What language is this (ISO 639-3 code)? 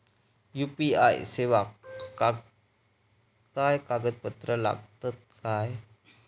mar